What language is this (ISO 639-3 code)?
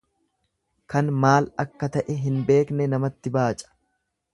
orm